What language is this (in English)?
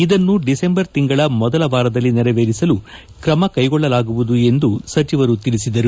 Kannada